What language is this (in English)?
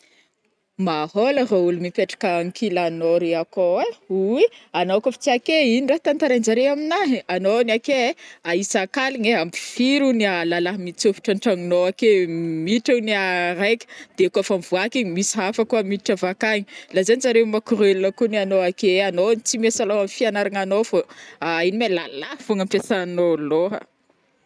Northern Betsimisaraka Malagasy